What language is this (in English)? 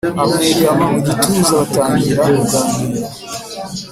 Kinyarwanda